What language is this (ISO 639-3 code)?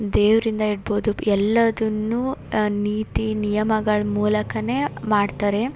kan